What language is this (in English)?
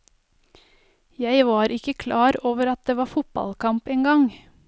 Norwegian